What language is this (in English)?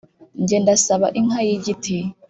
Kinyarwanda